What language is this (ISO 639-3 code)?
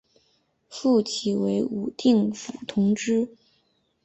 zho